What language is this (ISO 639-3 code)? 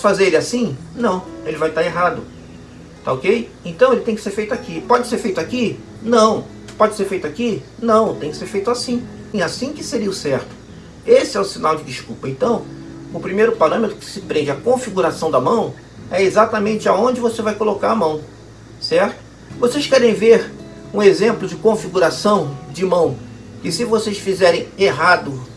por